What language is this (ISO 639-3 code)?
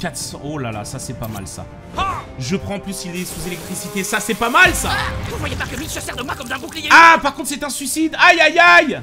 fra